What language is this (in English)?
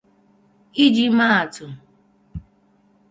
Igbo